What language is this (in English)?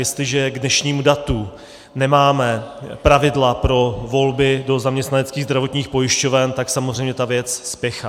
Czech